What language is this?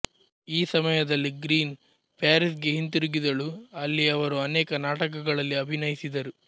Kannada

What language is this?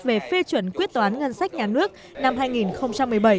Vietnamese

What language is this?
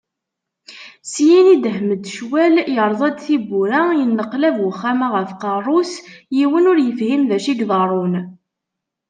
Kabyle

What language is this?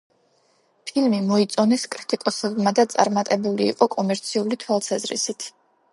Georgian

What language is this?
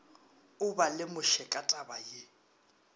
Northern Sotho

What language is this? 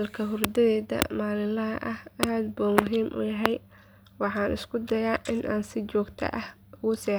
Somali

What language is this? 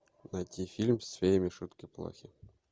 Russian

